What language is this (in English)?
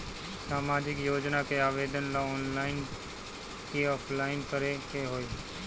Bhojpuri